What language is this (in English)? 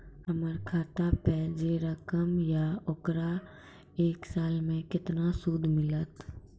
Maithili